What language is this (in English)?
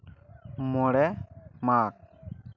Santali